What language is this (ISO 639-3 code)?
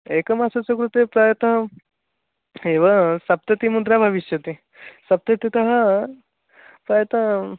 san